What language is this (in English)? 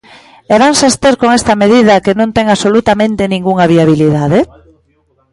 Galician